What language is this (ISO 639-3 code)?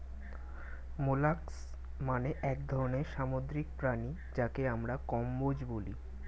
ben